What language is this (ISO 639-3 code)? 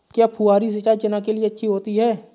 hin